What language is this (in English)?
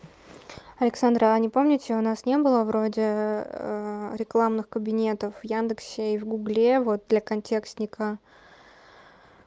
Russian